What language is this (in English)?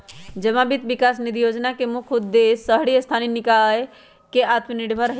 Magahi